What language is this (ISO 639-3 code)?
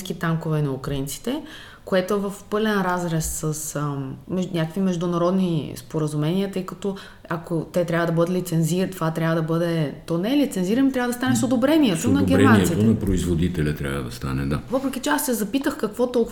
bul